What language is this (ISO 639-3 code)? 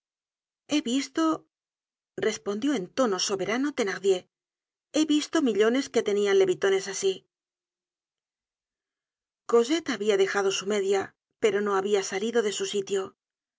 spa